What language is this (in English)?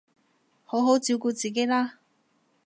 Cantonese